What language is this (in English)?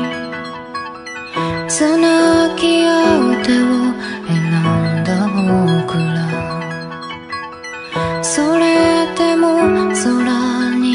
Japanese